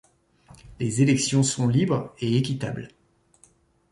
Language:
French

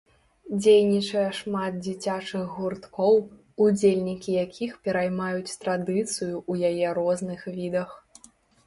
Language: Belarusian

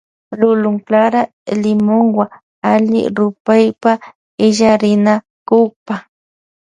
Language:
Loja Highland Quichua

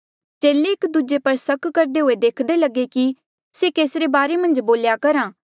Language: Mandeali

